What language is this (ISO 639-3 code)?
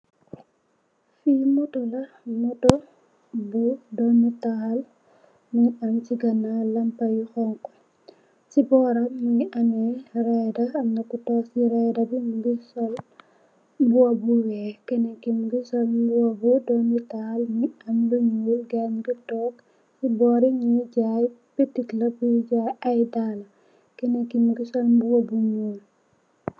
wol